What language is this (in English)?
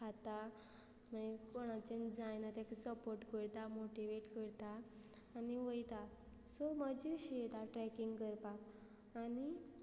Konkani